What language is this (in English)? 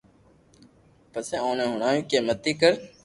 Loarki